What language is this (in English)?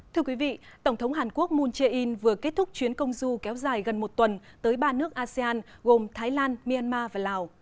Vietnamese